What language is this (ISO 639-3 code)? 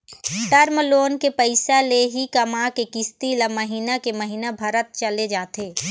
hne